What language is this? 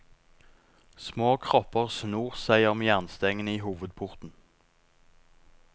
Norwegian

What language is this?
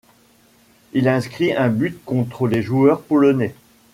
French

